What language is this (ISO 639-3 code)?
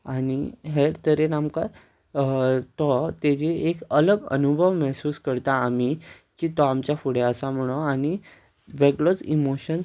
kok